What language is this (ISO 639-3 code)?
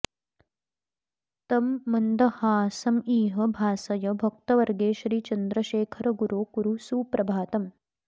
san